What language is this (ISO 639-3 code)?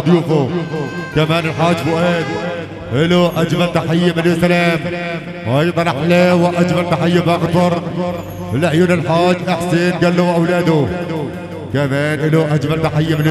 ara